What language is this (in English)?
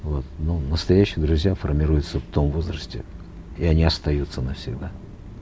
Kazakh